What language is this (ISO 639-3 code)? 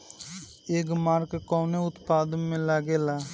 bho